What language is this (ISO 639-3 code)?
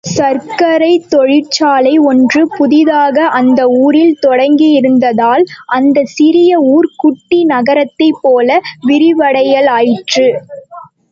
tam